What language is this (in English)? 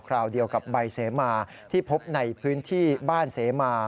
Thai